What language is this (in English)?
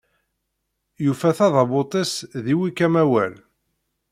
Kabyle